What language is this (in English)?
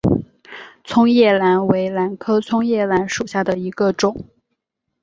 Chinese